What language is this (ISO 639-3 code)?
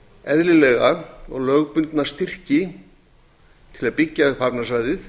isl